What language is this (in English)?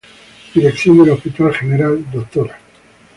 Spanish